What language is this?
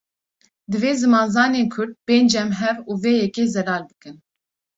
Kurdish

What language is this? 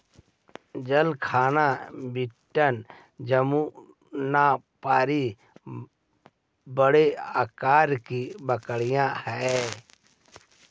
Magahi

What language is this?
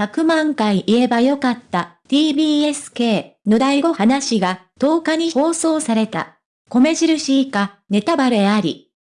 Japanese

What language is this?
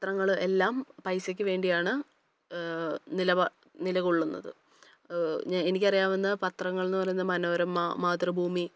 Malayalam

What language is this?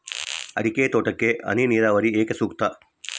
Kannada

